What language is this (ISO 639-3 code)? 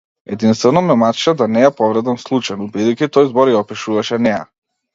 mkd